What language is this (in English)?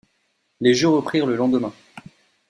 French